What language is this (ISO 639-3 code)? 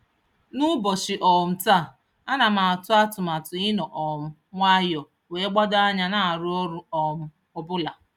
ibo